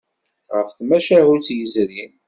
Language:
Kabyle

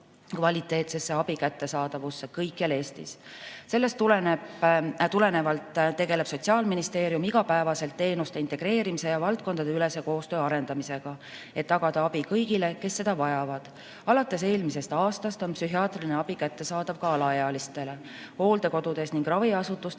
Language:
Estonian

